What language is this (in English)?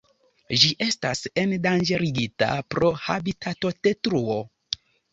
Esperanto